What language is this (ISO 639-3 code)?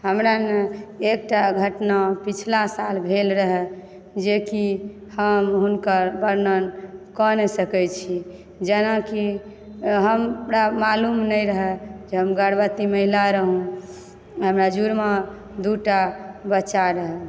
mai